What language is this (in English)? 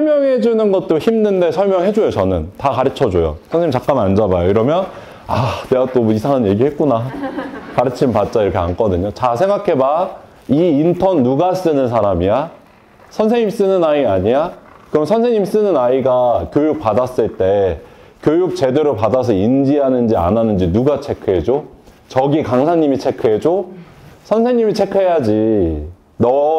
Korean